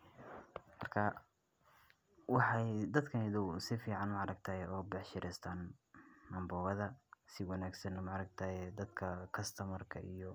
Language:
Somali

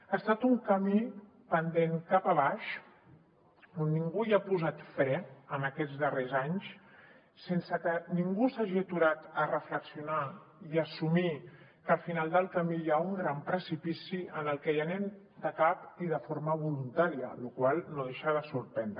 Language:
Catalan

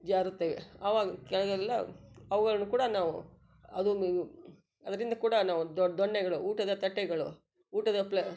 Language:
Kannada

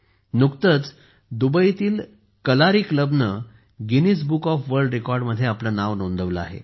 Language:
Marathi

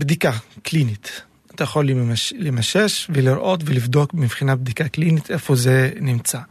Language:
Hebrew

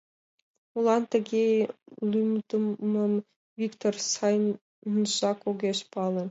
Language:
Mari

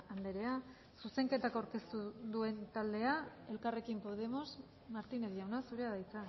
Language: Basque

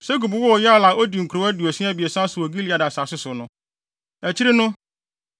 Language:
Akan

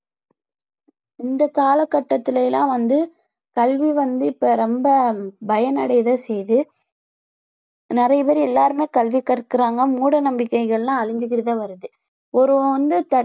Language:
Tamil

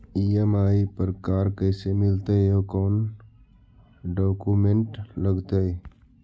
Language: Magahi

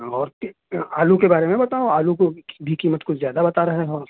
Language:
Urdu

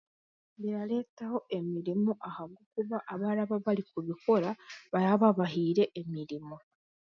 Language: Chiga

